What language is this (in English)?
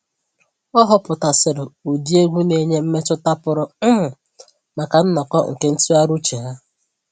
Igbo